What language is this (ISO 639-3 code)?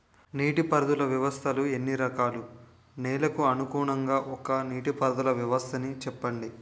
tel